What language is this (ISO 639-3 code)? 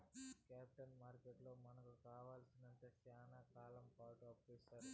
tel